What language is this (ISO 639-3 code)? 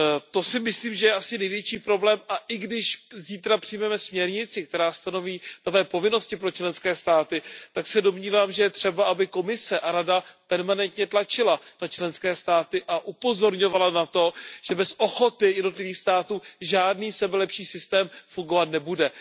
ces